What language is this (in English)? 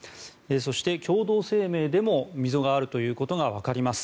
Japanese